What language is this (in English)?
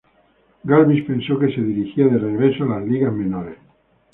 Spanish